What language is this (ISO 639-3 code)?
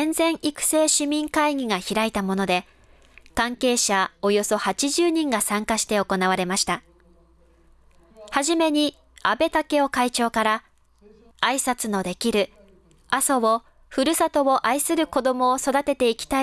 jpn